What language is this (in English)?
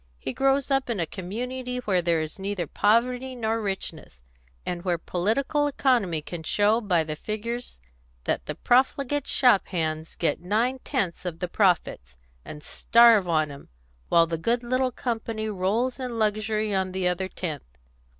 English